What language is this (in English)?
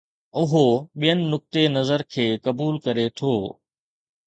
Sindhi